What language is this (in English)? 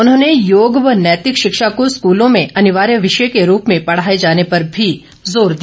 Hindi